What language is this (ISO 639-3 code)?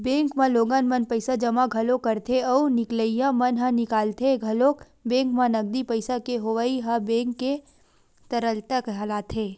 hne